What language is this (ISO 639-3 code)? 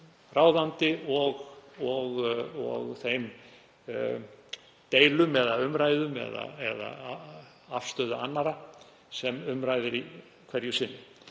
isl